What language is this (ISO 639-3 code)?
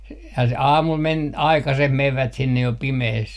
fin